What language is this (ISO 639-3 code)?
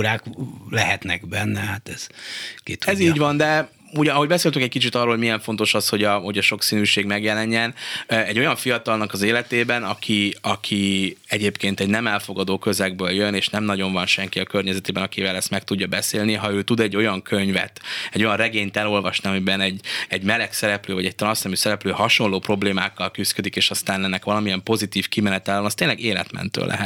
hun